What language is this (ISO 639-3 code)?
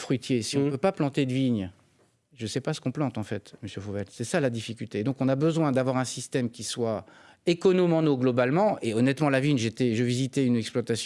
fra